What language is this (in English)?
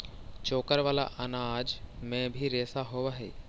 Magahi